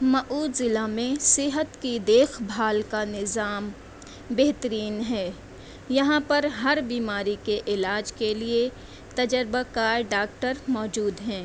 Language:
Urdu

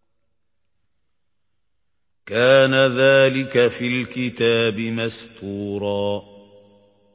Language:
Arabic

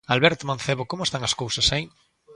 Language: Galician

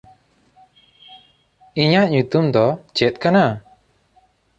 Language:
Santali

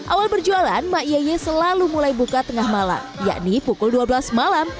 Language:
Indonesian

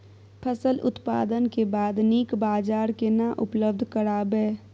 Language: Maithili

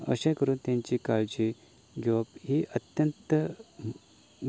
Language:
Konkani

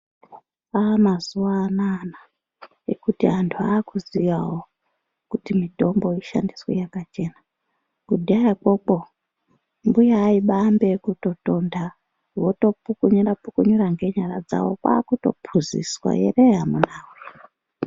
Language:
Ndau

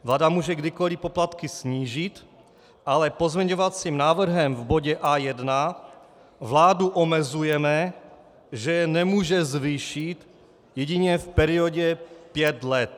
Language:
Czech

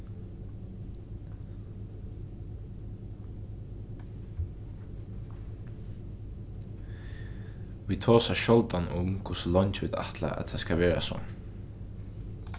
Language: Faroese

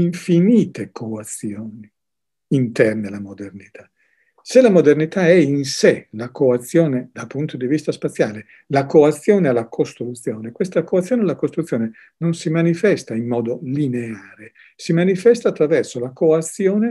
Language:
Italian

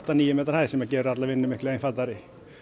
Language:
Icelandic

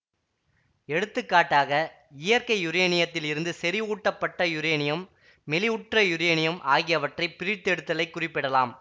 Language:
Tamil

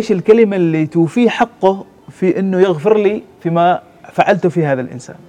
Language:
Arabic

